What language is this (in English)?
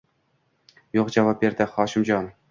Uzbek